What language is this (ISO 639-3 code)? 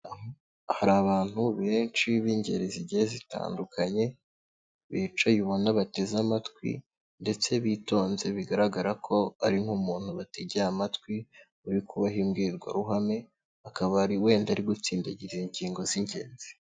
kin